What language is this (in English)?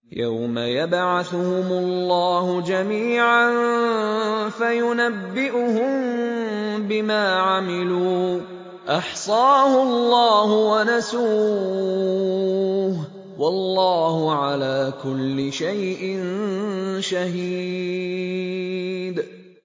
Arabic